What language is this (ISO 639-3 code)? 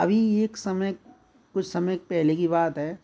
hin